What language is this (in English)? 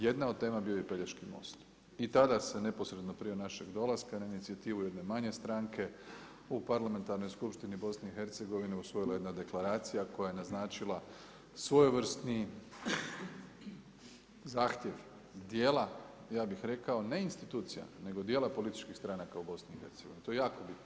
Croatian